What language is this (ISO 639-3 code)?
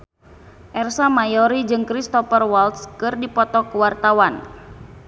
sun